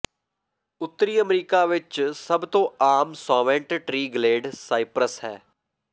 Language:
Punjabi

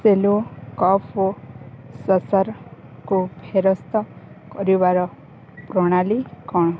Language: Odia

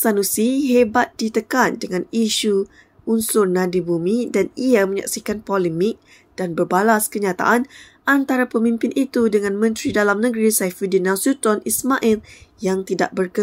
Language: Malay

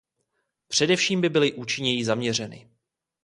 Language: Czech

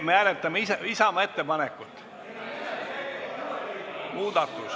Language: Estonian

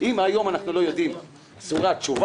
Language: Hebrew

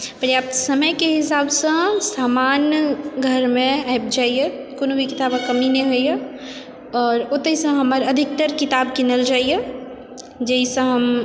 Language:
Maithili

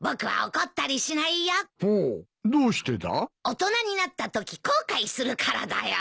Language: Japanese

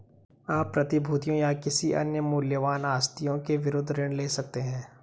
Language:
Hindi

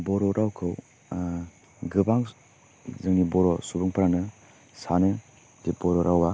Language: Bodo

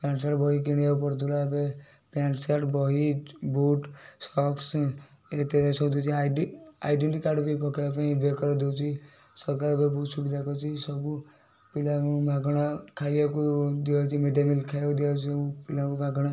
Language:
Odia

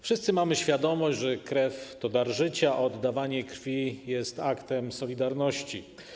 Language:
Polish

